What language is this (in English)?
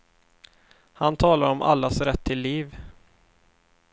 Swedish